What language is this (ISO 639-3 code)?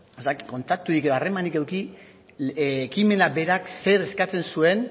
eus